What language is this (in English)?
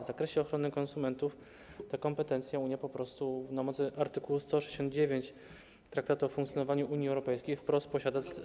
Polish